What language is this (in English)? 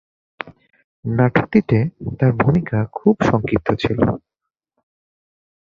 Bangla